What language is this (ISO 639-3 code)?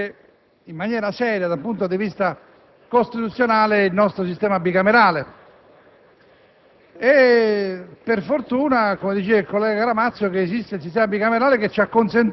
ita